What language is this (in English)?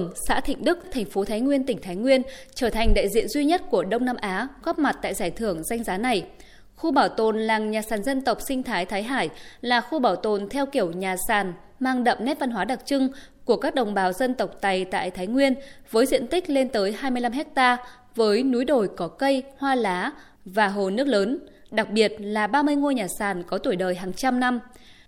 Vietnamese